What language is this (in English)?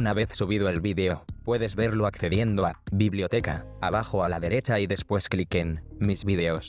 Spanish